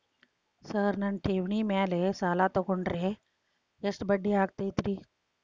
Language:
Kannada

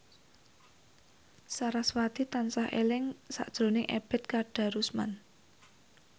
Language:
Javanese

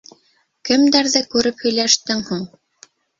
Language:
Bashkir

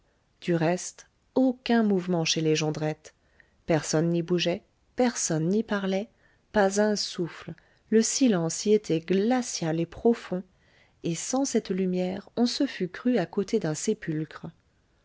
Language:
French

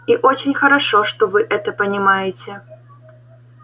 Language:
Russian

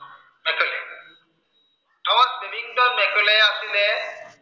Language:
Assamese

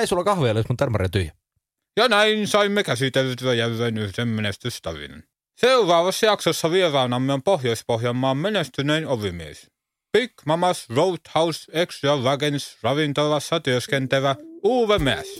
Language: Finnish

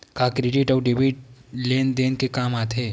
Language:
Chhattisgarhi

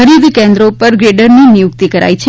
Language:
Gujarati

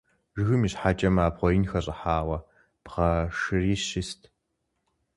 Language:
Kabardian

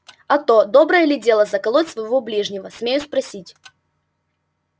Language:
Russian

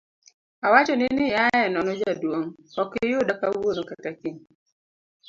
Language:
Luo (Kenya and Tanzania)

